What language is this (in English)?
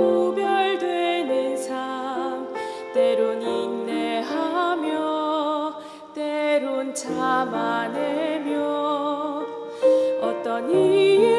Korean